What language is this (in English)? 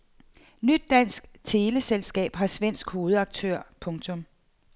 Danish